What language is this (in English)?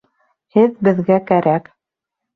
Bashkir